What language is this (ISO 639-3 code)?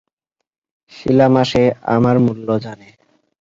ben